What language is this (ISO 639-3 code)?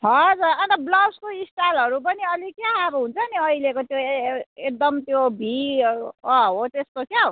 nep